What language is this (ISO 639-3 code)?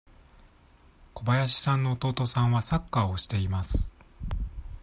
jpn